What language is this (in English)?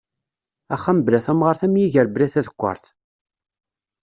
Kabyle